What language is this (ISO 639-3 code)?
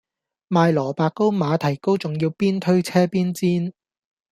yue